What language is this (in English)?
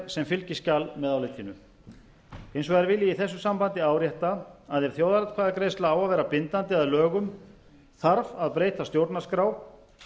Icelandic